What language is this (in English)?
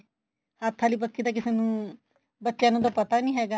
Punjabi